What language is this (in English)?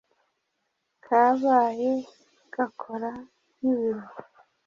Kinyarwanda